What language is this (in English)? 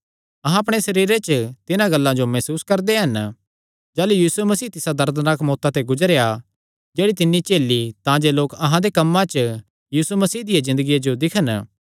Kangri